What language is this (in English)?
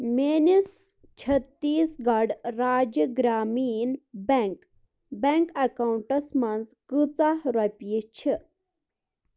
Kashmiri